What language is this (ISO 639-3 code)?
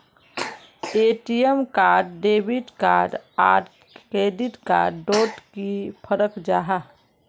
mag